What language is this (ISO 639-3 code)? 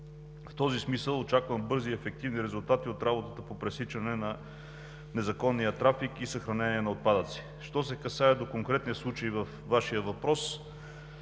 bul